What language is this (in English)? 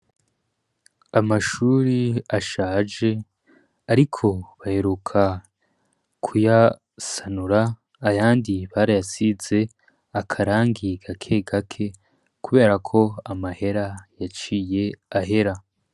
Rundi